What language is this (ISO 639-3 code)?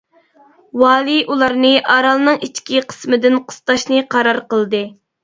uig